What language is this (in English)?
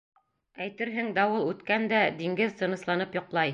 Bashkir